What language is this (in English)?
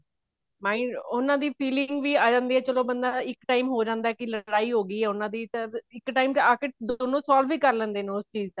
Punjabi